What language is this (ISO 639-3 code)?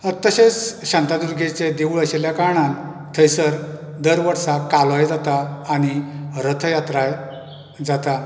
kok